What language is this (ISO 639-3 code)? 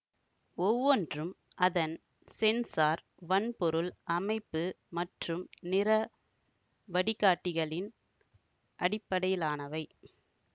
tam